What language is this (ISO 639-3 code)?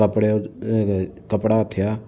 snd